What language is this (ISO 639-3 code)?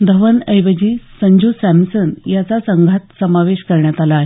mar